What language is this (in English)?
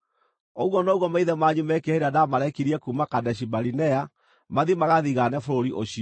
Kikuyu